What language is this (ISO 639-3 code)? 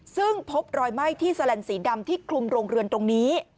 tha